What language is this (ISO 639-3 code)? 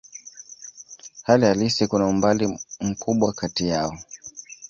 swa